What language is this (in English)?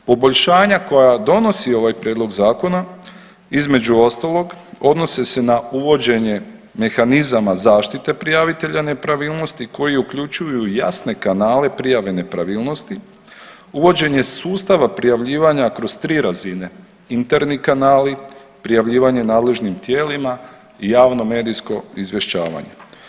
Croatian